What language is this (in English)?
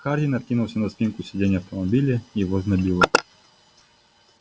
Russian